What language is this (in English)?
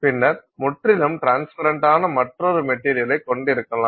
Tamil